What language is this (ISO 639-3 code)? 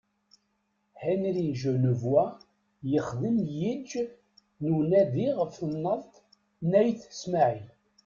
kab